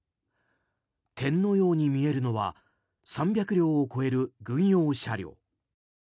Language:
Japanese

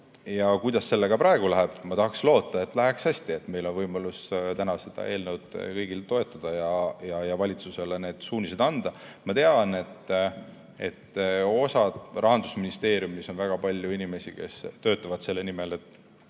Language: Estonian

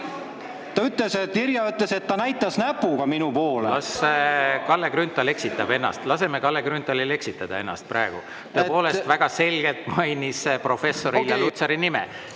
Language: Estonian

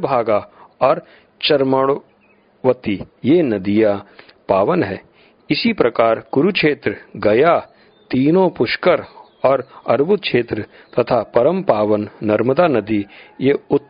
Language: Hindi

